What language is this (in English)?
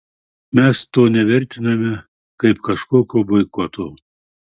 Lithuanian